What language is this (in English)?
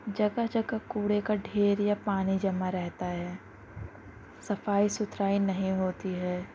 Urdu